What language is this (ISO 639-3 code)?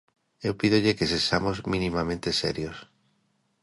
glg